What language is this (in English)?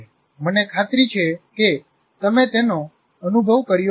Gujarati